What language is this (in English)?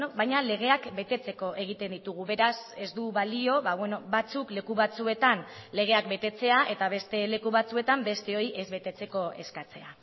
Basque